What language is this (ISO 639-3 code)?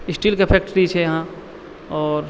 mai